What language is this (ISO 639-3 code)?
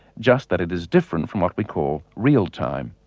eng